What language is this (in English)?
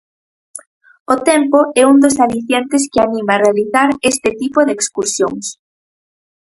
Galician